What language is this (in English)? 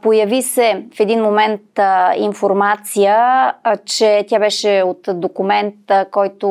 Bulgarian